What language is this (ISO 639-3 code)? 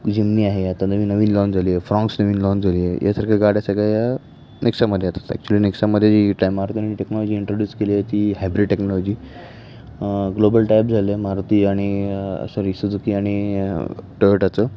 mar